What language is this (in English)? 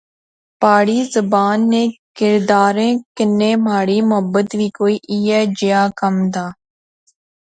Pahari-Potwari